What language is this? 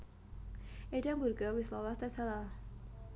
Javanese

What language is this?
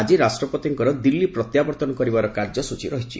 Odia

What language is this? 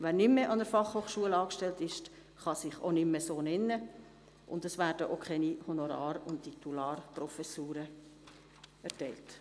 Swiss German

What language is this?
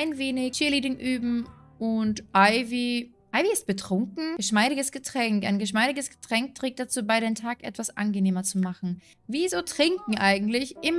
German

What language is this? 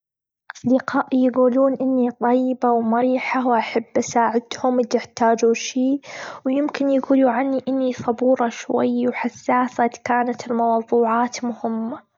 Gulf Arabic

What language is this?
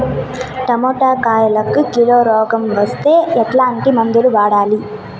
Telugu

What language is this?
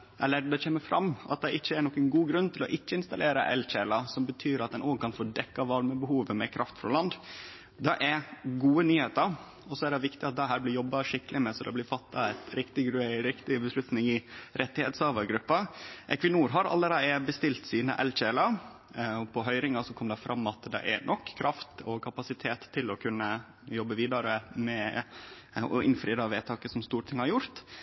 Norwegian Nynorsk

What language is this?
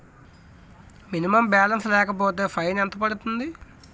Telugu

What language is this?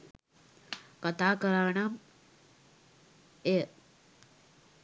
Sinhala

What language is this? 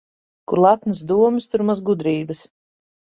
Latvian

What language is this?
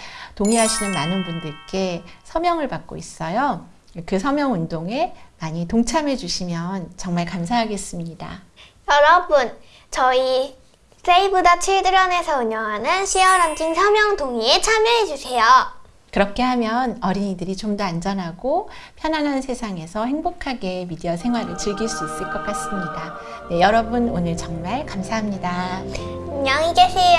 Korean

